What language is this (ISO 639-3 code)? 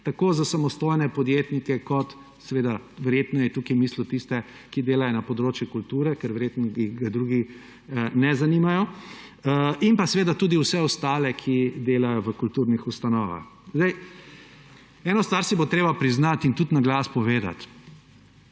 slv